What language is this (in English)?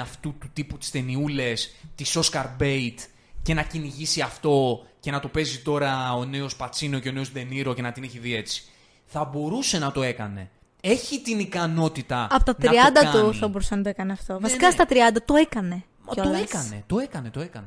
Greek